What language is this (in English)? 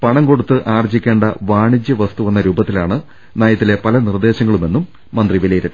Malayalam